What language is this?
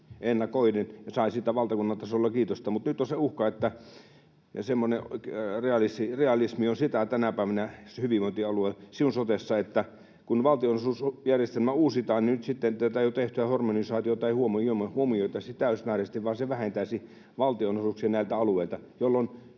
Finnish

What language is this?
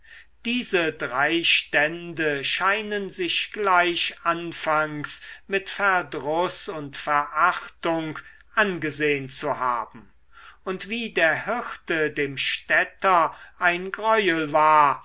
German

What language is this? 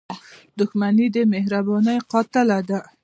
Pashto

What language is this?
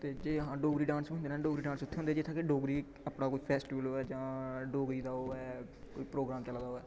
Dogri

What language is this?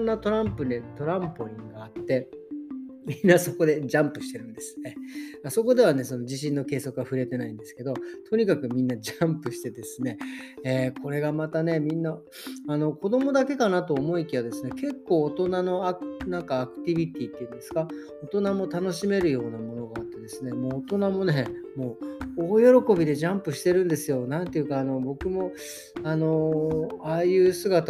Japanese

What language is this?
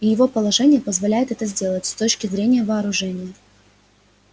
Russian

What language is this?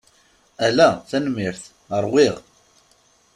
Kabyle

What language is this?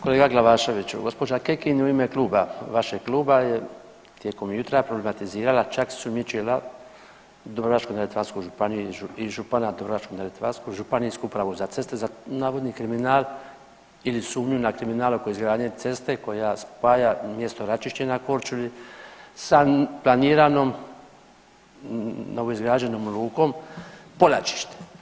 Croatian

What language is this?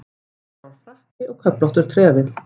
Icelandic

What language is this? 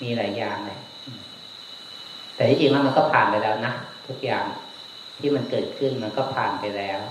Thai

